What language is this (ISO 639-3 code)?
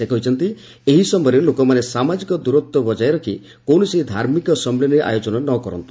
ori